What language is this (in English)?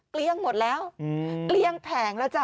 Thai